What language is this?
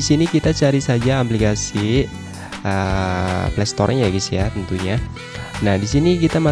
Indonesian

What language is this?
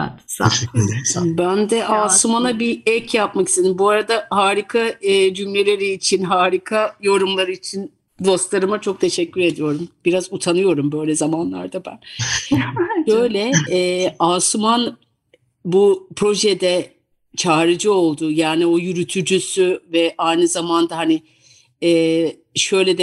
Turkish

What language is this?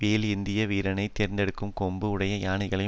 Tamil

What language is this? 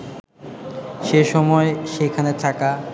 Bangla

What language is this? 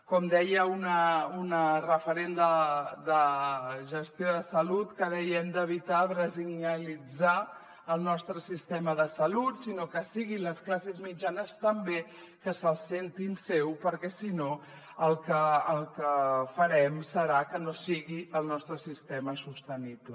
Catalan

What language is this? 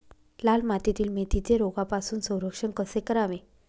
Marathi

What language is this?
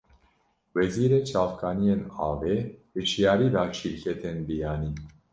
Kurdish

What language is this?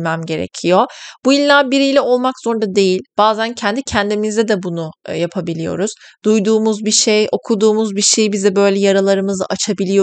Turkish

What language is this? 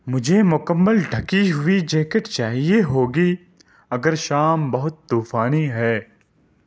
Urdu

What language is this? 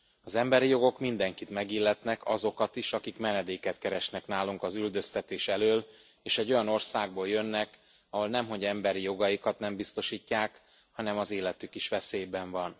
Hungarian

